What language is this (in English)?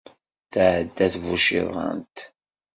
Kabyle